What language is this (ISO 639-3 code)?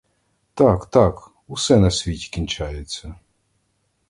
ukr